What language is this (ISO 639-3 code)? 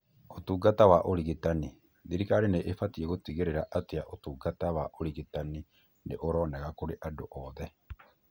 kik